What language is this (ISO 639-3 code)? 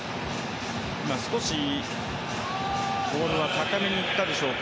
jpn